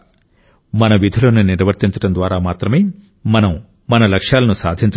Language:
Telugu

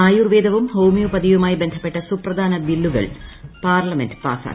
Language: Malayalam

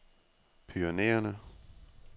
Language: Danish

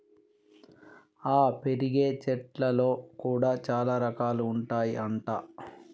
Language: Telugu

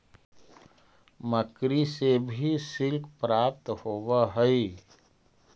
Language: Magahi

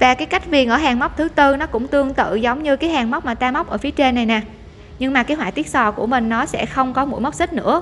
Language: Vietnamese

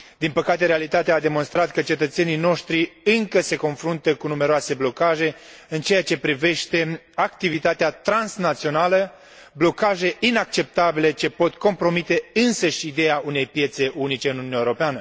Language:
Romanian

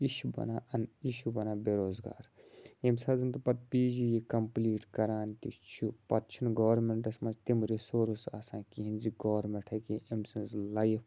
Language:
Kashmiri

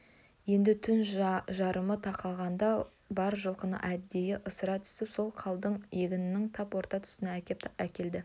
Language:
Kazakh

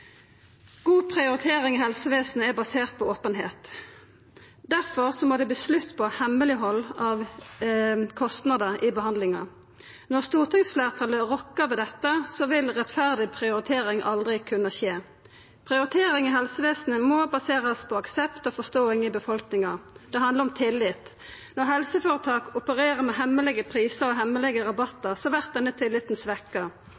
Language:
Norwegian Nynorsk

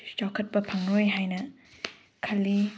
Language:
Manipuri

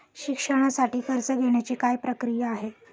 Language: Marathi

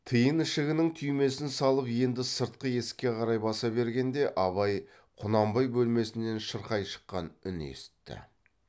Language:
Kazakh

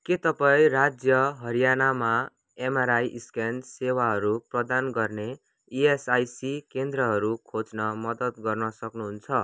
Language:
Nepali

